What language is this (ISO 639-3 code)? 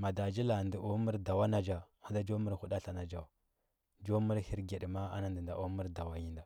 hbb